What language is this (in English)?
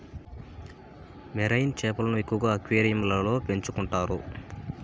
Telugu